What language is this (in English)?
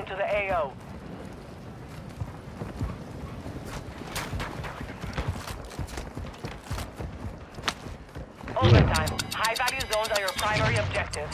English